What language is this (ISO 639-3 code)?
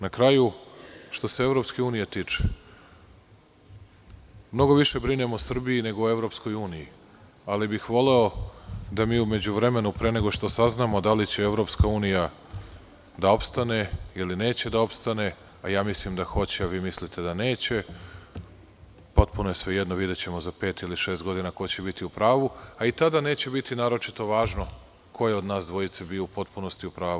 srp